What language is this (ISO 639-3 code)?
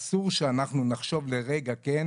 heb